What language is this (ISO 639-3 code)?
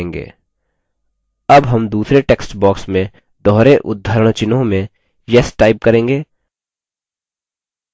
hin